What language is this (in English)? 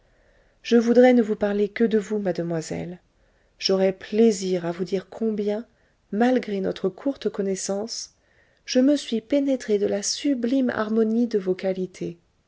French